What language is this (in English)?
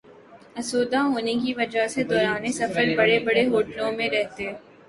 Urdu